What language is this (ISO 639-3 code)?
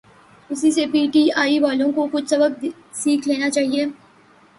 urd